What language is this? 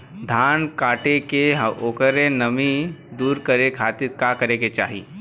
Bhojpuri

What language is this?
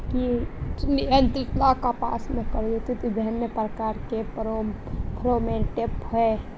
Magahi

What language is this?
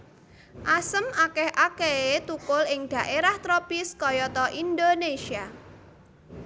Javanese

